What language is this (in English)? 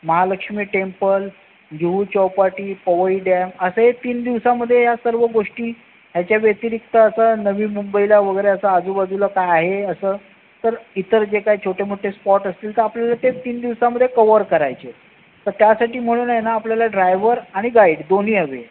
Marathi